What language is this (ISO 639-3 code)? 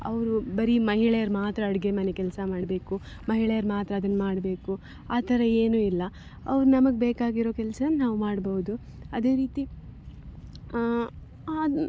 kan